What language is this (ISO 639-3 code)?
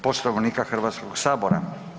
hrv